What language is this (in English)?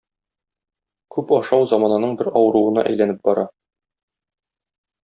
Tatar